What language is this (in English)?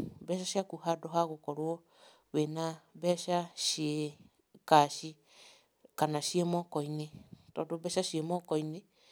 Kikuyu